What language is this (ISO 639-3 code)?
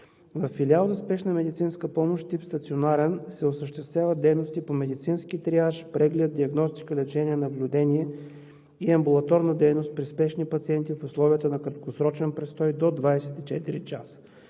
bul